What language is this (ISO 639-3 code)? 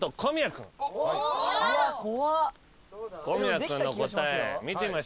jpn